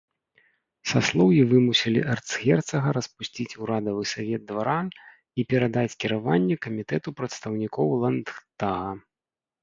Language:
Belarusian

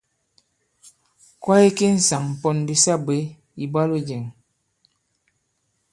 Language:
Bankon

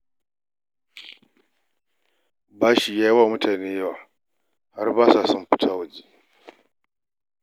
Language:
Hausa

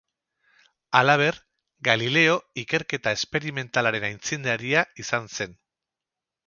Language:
Basque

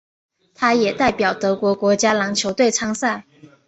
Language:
Chinese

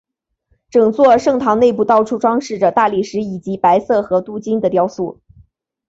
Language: Chinese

